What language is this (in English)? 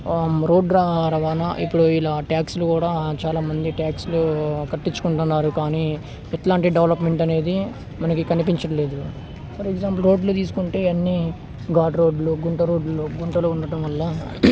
Telugu